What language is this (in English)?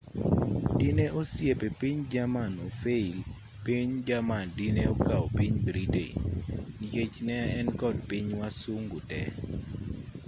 Luo (Kenya and Tanzania)